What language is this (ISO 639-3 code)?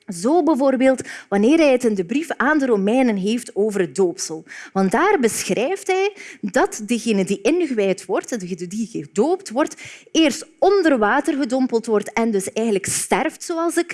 nld